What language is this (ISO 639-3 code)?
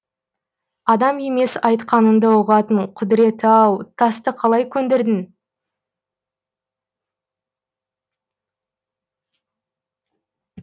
kaz